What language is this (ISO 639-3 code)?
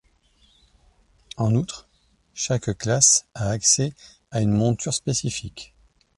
fra